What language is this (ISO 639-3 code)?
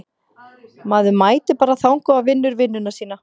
isl